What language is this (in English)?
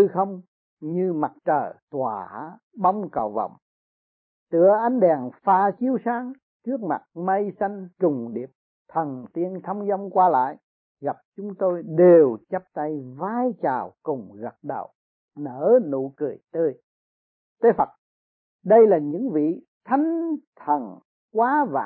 Vietnamese